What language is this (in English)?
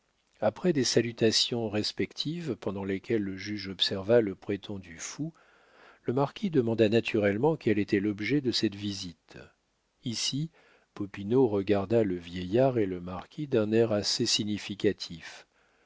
French